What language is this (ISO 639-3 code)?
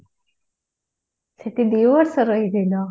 ori